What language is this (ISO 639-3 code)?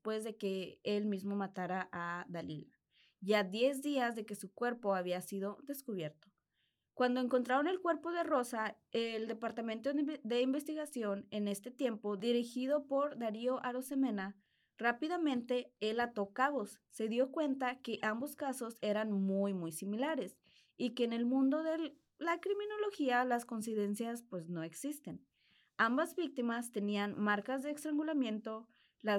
spa